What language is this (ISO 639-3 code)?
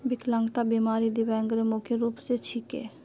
mag